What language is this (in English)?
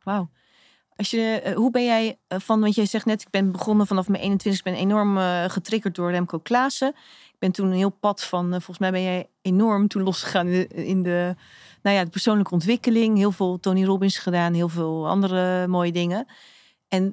Dutch